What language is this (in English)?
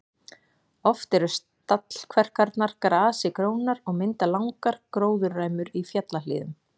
Icelandic